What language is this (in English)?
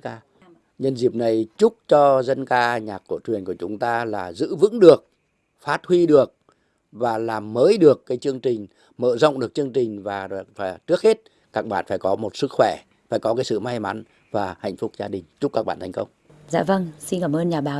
Vietnamese